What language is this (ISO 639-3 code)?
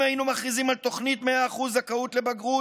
heb